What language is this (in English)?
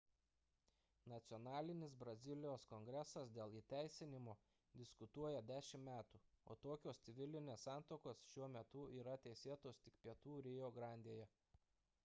Lithuanian